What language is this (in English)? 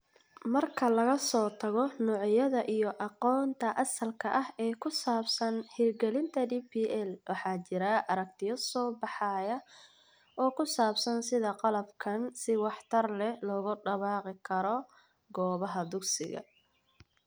Somali